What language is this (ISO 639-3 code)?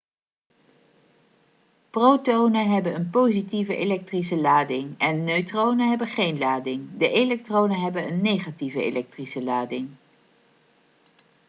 nld